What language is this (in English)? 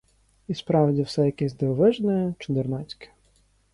Ukrainian